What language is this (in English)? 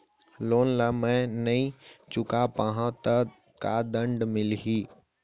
Chhattisgarhi